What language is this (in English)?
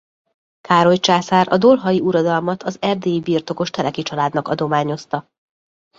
Hungarian